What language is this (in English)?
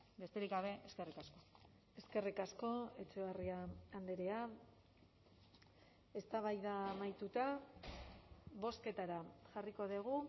Basque